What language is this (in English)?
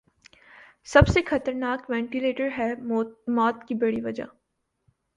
Urdu